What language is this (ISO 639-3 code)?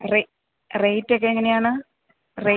mal